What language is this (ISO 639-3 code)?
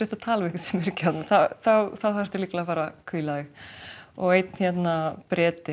isl